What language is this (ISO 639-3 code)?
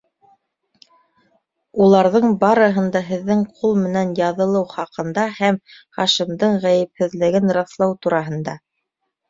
bak